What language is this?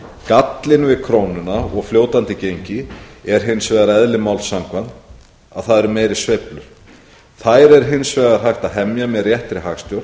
Icelandic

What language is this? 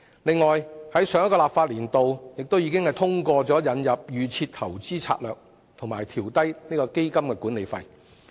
Cantonese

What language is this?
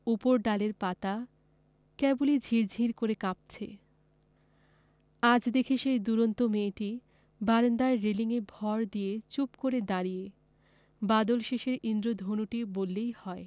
Bangla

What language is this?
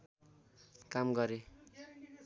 Nepali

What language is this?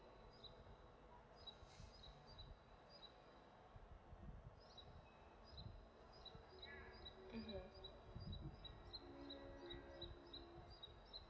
English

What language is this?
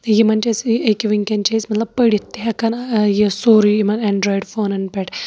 Kashmiri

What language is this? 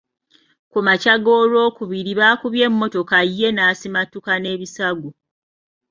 Ganda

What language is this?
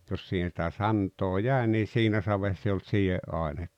Finnish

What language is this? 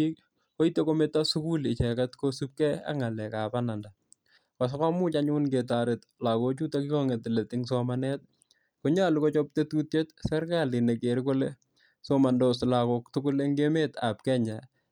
Kalenjin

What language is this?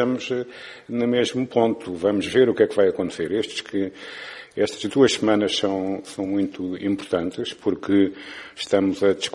Portuguese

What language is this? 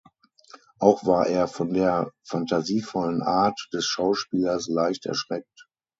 German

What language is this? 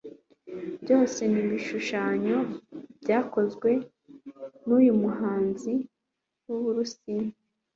Kinyarwanda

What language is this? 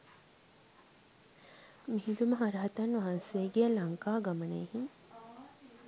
Sinhala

